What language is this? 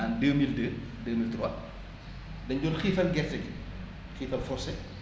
Wolof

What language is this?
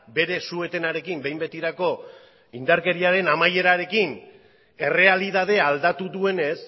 Basque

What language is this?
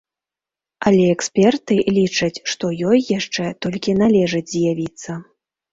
Belarusian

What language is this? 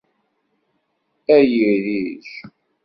Kabyle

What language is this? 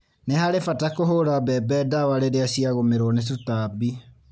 Kikuyu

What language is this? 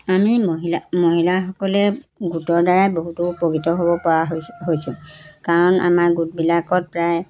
Assamese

